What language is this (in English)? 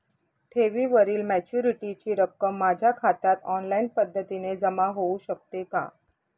Marathi